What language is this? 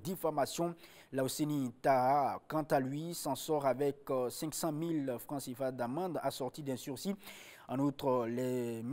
French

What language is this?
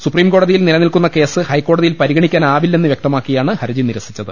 Malayalam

